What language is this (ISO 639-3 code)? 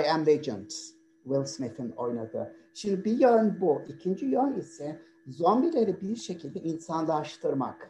tur